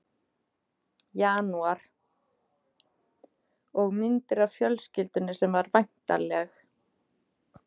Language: Icelandic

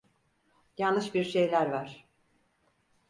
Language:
Turkish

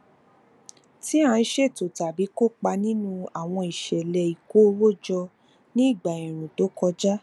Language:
Yoruba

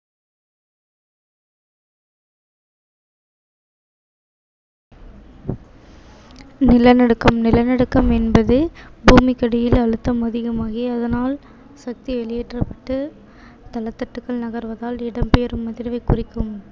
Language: Tamil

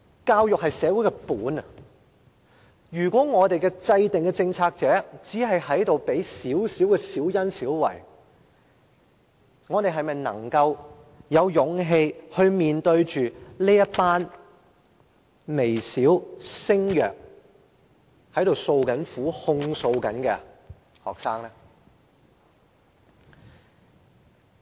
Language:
Cantonese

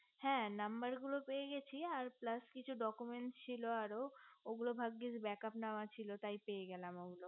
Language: Bangla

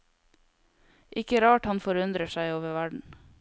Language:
Norwegian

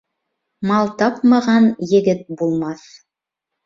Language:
Bashkir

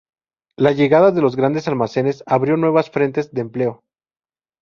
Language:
Spanish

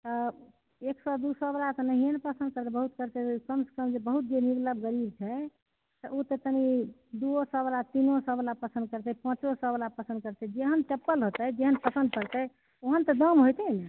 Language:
Maithili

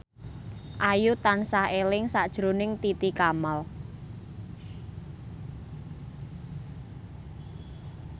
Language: Javanese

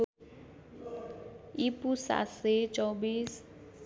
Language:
Nepali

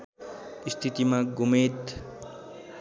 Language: Nepali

